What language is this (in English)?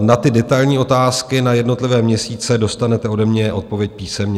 Czech